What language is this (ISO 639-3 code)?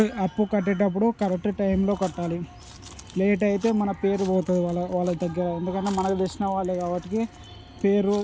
tel